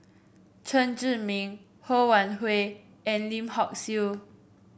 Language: English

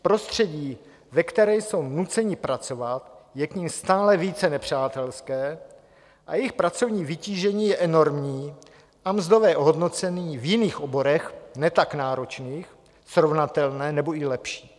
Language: Czech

